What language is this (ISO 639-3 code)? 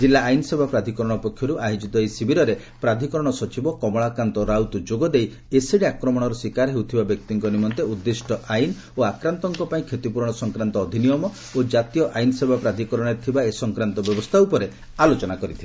ori